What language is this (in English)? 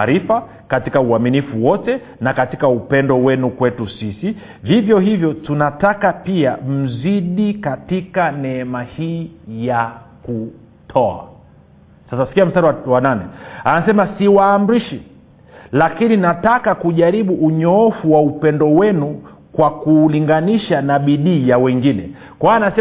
Swahili